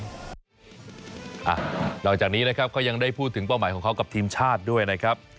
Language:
Thai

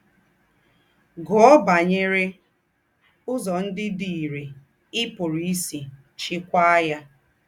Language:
Igbo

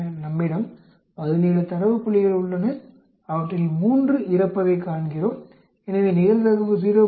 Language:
Tamil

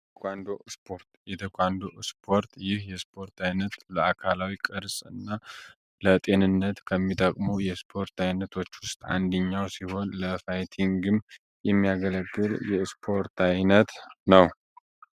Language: Amharic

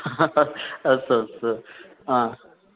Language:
Sanskrit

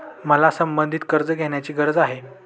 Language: Marathi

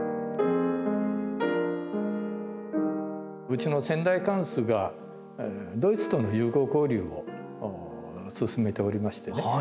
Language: Japanese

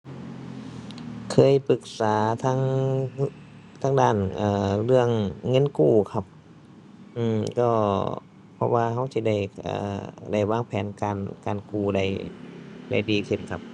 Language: Thai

